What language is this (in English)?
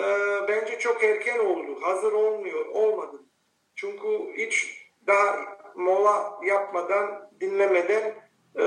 Turkish